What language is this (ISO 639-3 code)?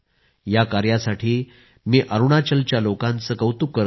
mar